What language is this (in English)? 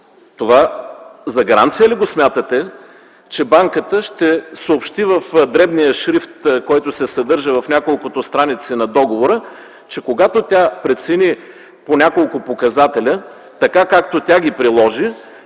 Bulgarian